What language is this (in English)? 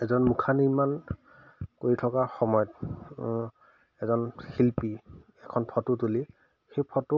Assamese